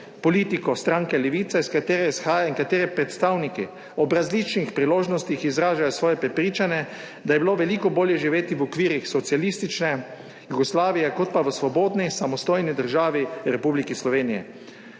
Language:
Slovenian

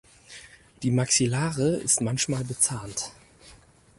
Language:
German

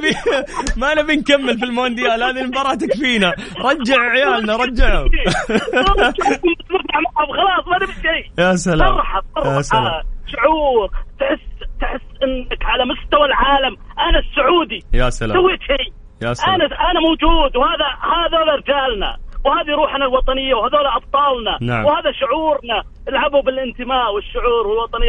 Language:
Arabic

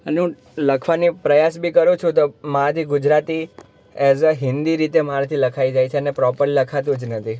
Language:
Gujarati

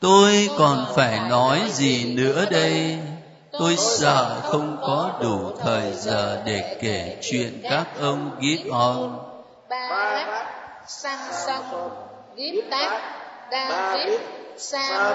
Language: Vietnamese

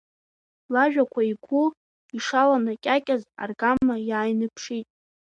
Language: Abkhazian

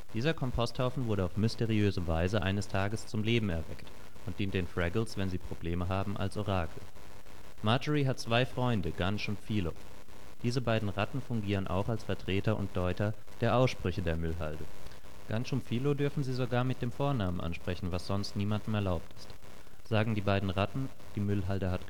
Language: German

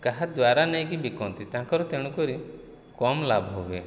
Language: Odia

